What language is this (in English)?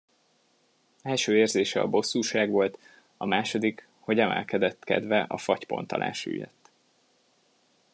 Hungarian